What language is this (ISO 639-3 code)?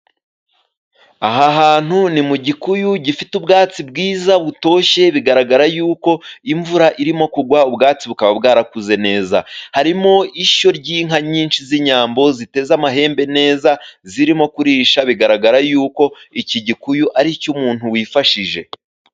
kin